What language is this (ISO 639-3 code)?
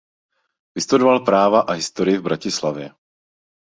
ces